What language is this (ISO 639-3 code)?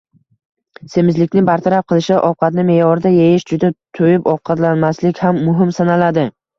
uzb